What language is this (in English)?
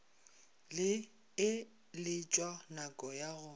Northern Sotho